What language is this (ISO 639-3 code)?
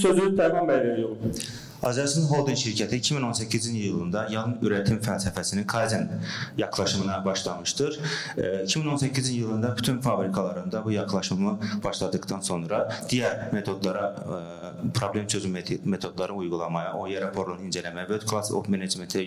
tur